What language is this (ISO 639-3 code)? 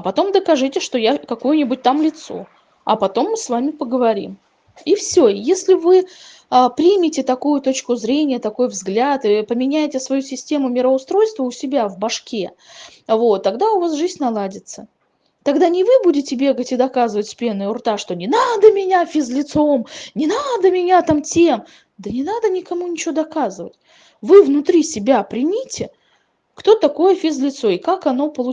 rus